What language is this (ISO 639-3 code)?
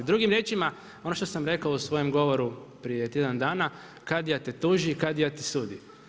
hrv